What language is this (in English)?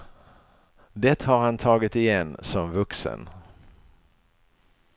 Swedish